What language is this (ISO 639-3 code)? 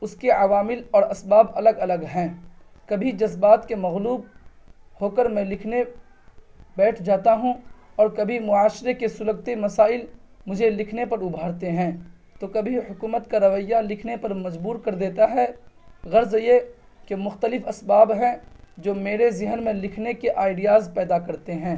urd